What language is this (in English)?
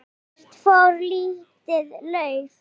Icelandic